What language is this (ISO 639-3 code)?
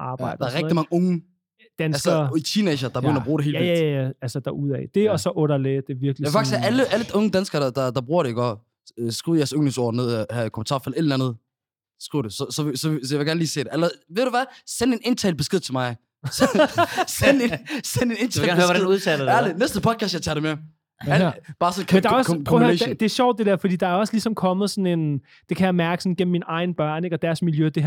dan